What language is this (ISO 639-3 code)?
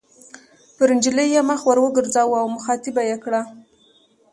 pus